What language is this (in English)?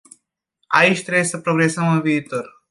Romanian